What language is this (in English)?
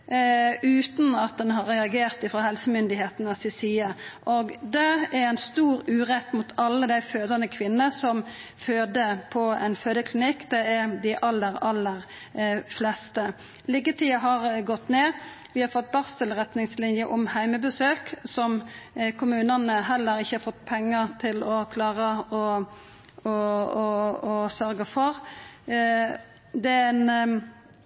Norwegian Nynorsk